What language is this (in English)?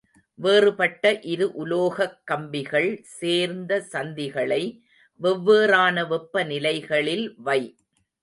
Tamil